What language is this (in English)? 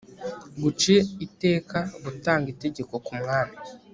Kinyarwanda